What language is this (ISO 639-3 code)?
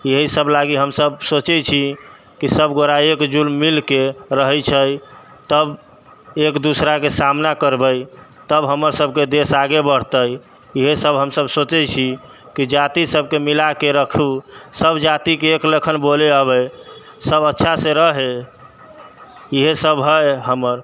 mai